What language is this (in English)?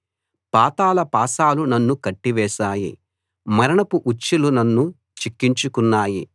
Telugu